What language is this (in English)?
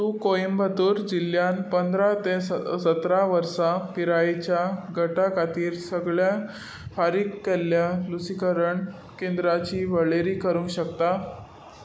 Konkani